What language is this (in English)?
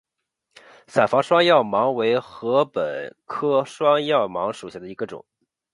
Chinese